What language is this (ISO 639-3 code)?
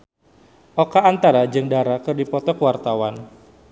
sun